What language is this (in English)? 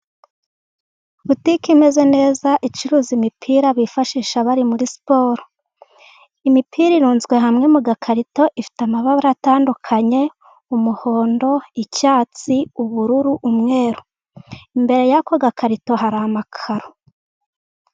Kinyarwanda